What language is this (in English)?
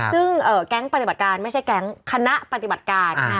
Thai